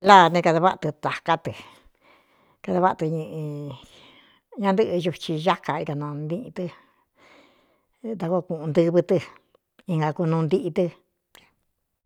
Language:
Cuyamecalco Mixtec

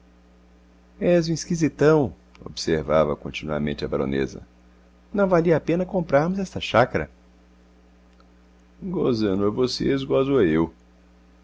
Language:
Portuguese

